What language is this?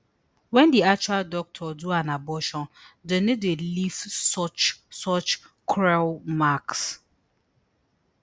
Nigerian Pidgin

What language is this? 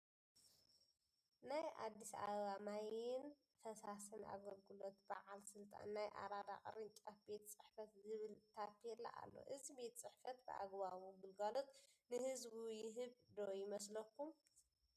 Tigrinya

